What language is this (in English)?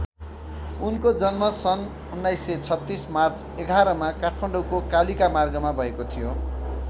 Nepali